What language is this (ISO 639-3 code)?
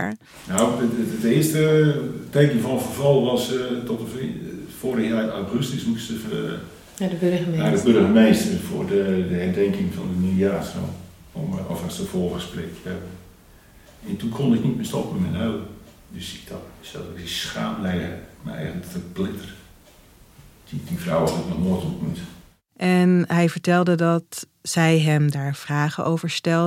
nld